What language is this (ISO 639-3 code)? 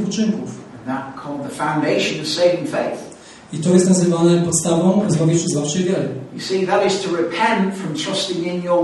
pol